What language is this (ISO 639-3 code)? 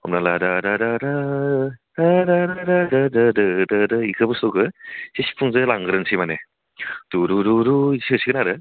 brx